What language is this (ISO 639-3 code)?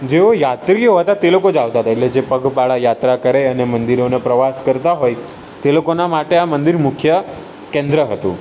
guj